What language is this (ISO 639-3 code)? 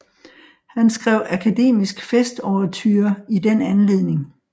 dan